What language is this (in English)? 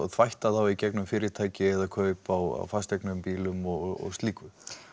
Icelandic